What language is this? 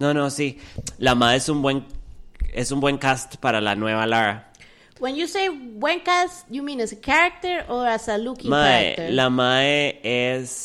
Spanish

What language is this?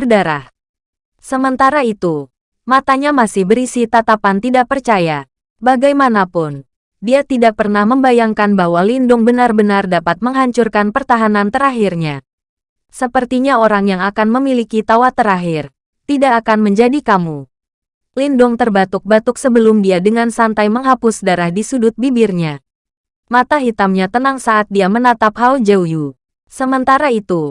Indonesian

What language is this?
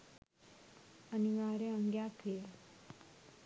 Sinhala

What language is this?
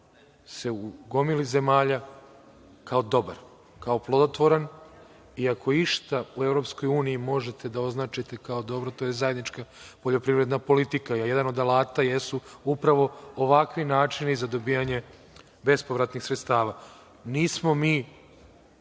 Serbian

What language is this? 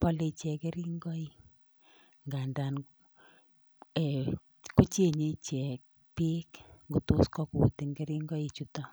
Kalenjin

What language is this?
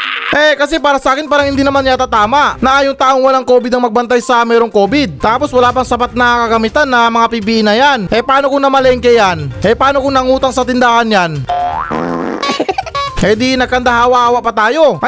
Filipino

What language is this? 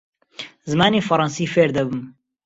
Central Kurdish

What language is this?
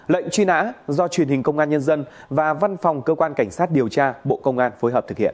Vietnamese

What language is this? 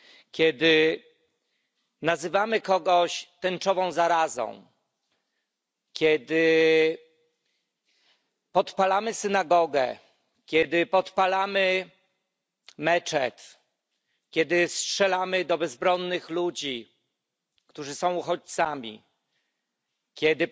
Polish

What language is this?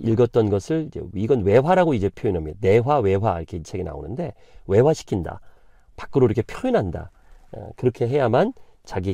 Korean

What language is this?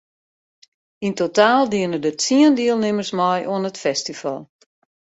Western Frisian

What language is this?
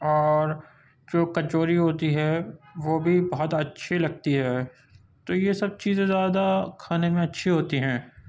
Urdu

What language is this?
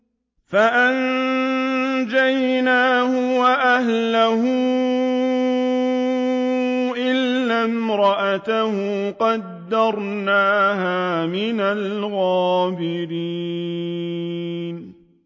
Arabic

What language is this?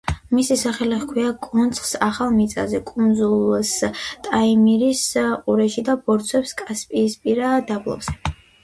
Georgian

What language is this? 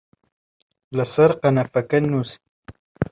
Central Kurdish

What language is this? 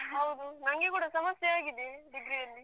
Kannada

